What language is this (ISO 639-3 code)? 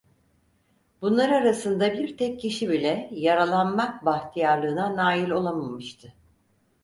tur